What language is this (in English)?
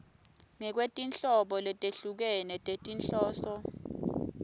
Swati